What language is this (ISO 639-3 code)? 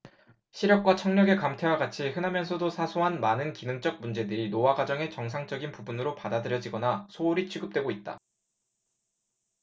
kor